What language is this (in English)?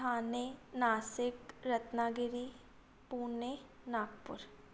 Sindhi